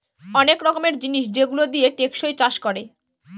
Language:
Bangla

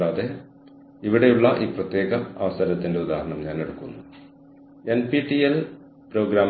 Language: Malayalam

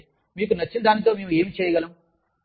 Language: Telugu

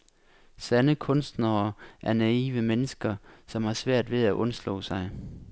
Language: Danish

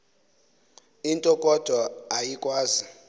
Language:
Xhosa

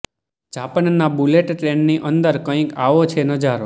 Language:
Gujarati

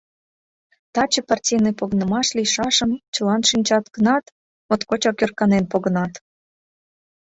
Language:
Mari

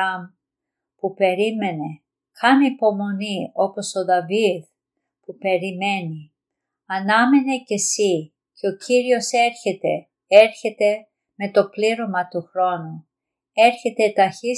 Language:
Greek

